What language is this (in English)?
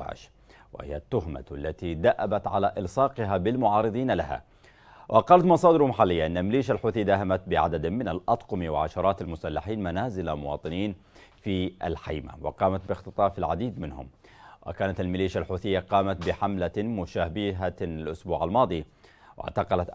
Arabic